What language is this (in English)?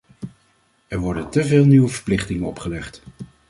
Dutch